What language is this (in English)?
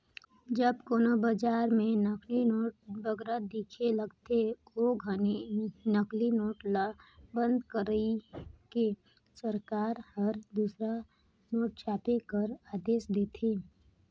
Chhattisgarhi